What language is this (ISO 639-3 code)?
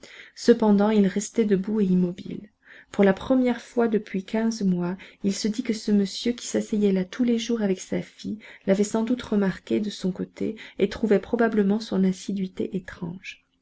fra